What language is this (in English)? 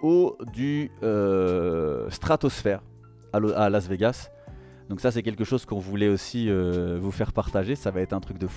French